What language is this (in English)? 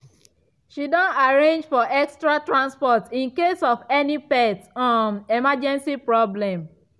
Nigerian Pidgin